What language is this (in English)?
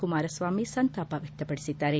Kannada